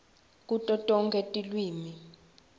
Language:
Swati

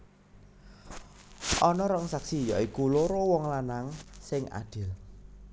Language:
Javanese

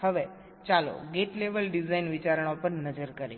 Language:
Gujarati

